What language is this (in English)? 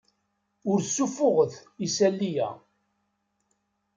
Kabyle